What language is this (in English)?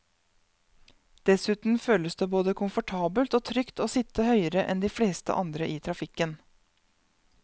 Norwegian